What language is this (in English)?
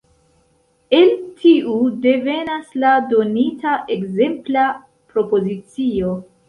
Esperanto